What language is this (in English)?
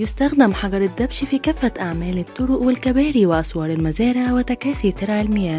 Arabic